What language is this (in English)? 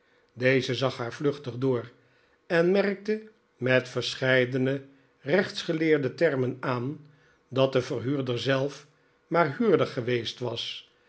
Dutch